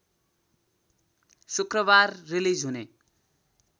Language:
Nepali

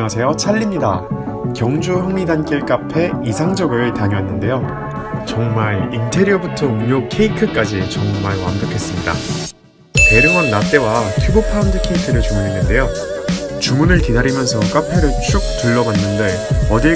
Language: Korean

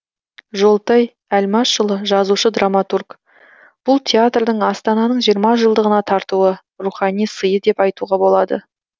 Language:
Kazakh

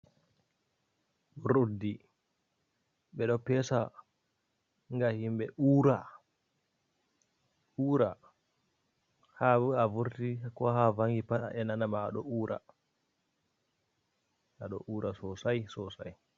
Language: Fula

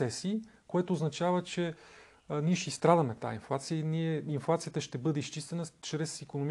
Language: Bulgarian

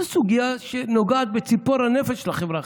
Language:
Hebrew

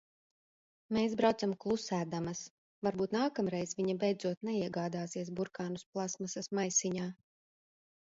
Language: Latvian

